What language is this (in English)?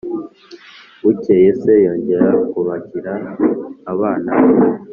Kinyarwanda